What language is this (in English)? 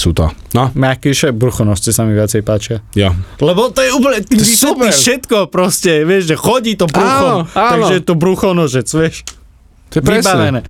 Slovak